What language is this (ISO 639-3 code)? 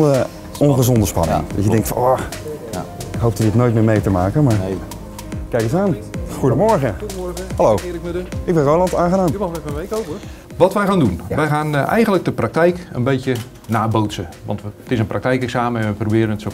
nld